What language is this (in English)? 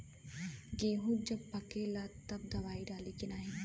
Bhojpuri